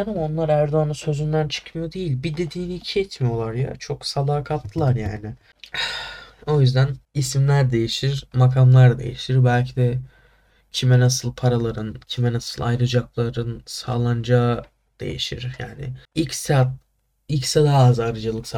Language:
Turkish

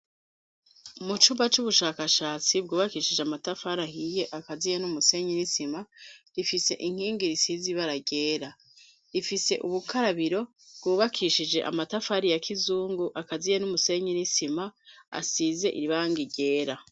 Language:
Rundi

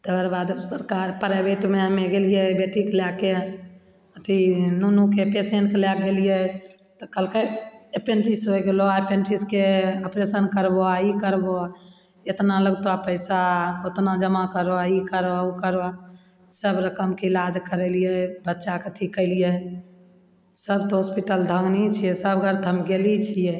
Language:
Maithili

